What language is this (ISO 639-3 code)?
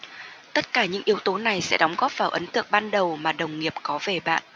vie